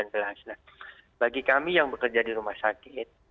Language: Indonesian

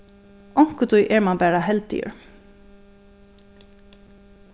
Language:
Faroese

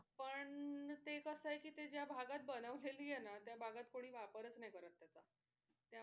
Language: Marathi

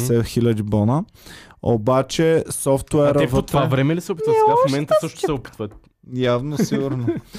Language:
Bulgarian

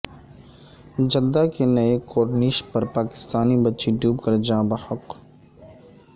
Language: Urdu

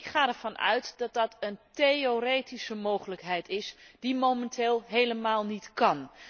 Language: Dutch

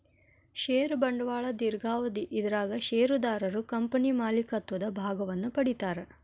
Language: Kannada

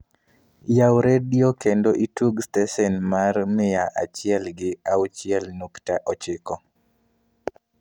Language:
Luo (Kenya and Tanzania)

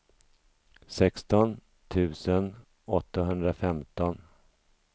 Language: Swedish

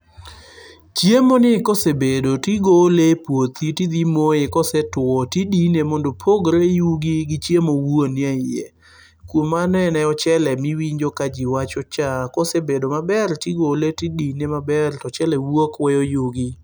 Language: Luo (Kenya and Tanzania)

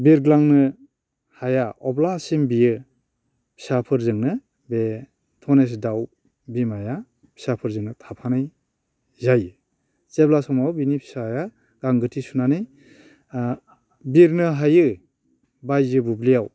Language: Bodo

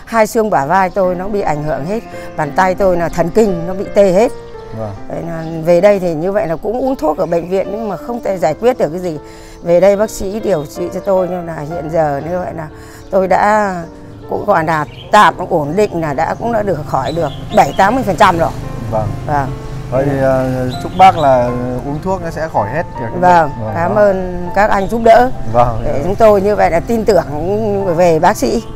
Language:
Vietnamese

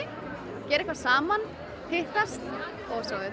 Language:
Icelandic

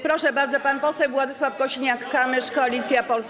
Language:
Polish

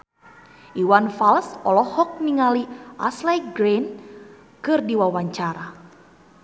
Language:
Sundanese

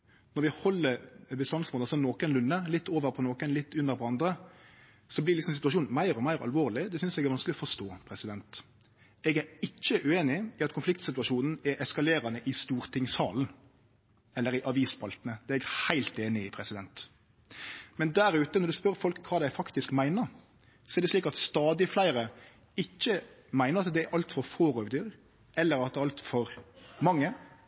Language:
Norwegian Nynorsk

